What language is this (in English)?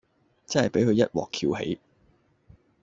Cantonese